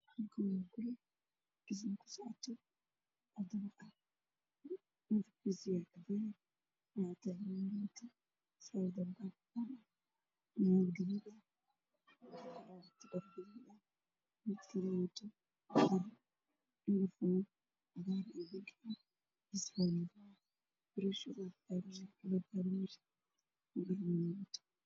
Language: Somali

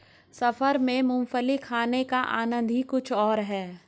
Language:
Hindi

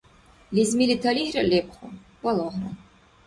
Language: Dargwa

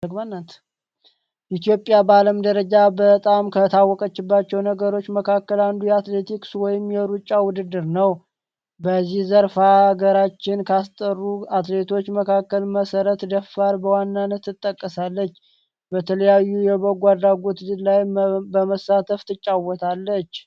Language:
Amharic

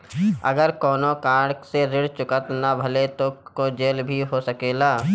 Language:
Bhojpuri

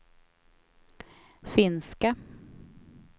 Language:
Swedish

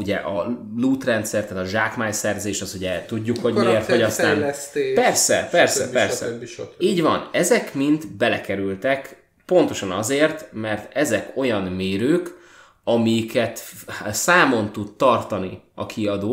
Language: Hungarian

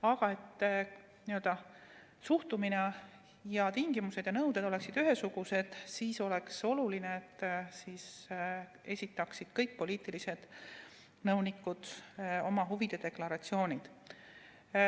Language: Estonian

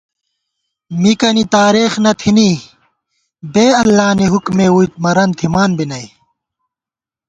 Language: Gawar-Bati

